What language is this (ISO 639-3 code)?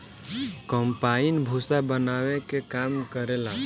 bho